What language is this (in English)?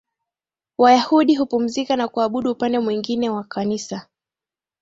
Swahili